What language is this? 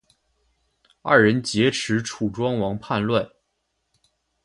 Chinese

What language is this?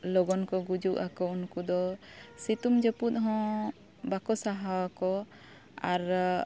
Santali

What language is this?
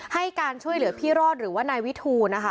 Thai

